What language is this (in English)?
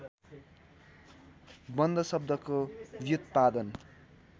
Nepali